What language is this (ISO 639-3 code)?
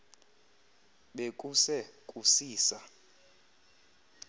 xho